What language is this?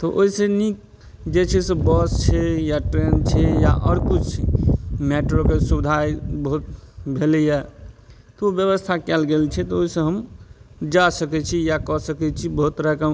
Maithili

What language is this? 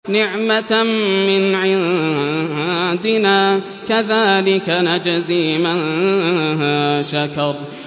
Arabic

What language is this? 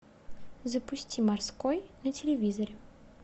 Russian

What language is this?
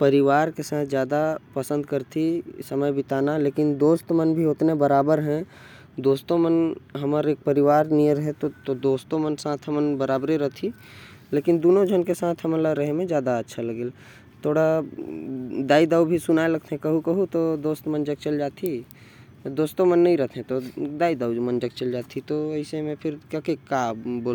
Korwa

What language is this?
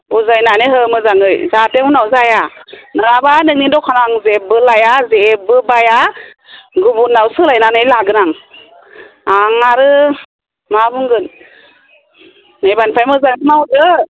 Bodo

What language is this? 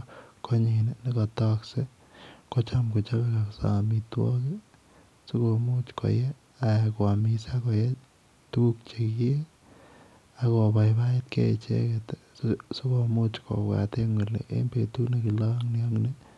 Kalenjin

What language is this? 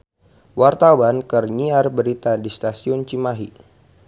Sundanese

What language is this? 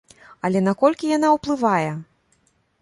Belarusian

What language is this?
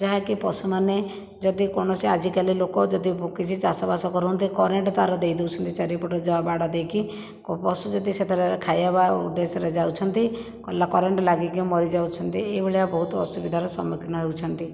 Odia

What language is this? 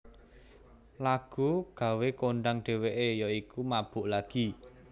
Javanese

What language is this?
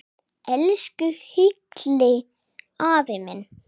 Icelandic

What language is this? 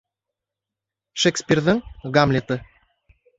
Bashkir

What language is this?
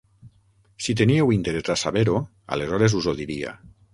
Catalan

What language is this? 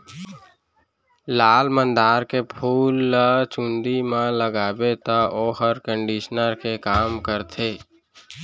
Chhattisgarhi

